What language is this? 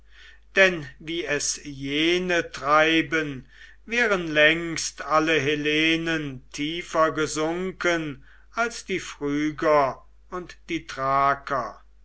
German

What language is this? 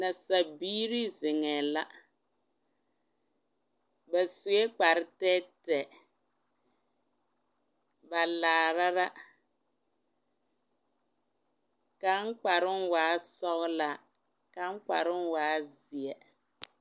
Southern Dagaare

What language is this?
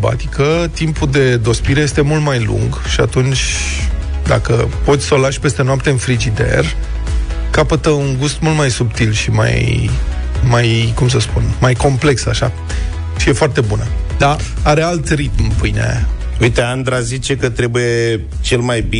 Romanian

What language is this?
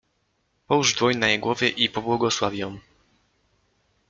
Polish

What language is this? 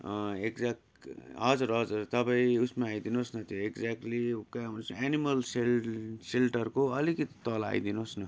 Nepali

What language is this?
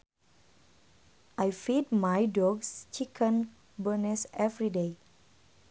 Sundanese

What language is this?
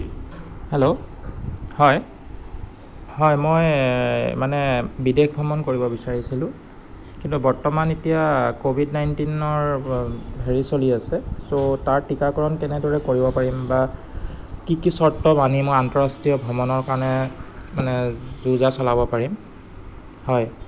Assamese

